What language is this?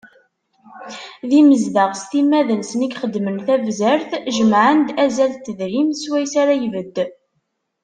Kabyle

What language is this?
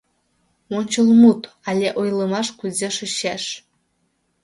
Mari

